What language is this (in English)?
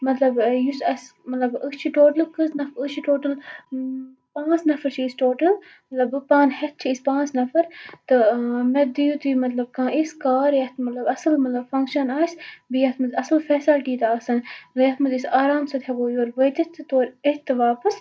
Kashmiri